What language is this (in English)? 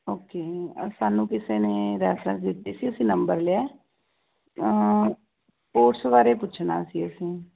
Punjabi